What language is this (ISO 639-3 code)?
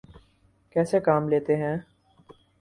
urd